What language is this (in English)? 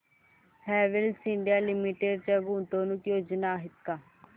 Marathi